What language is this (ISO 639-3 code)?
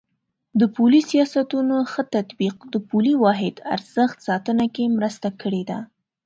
pus